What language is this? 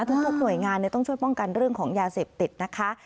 Thai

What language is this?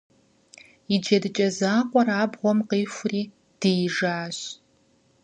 Kabardian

